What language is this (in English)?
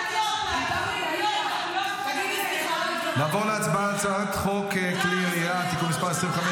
Hebrew